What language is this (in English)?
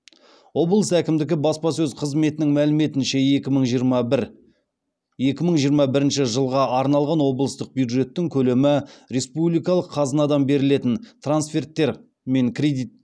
Kazakh